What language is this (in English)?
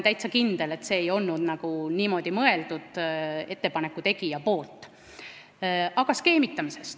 Estonian